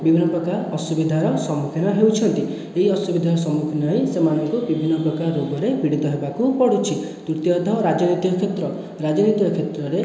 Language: Odia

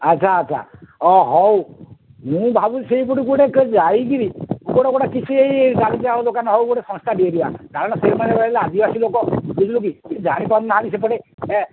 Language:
Odia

